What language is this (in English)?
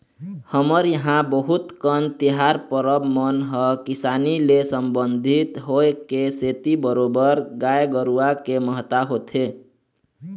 Chhattisgarhi